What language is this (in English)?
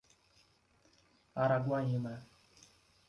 Portuguese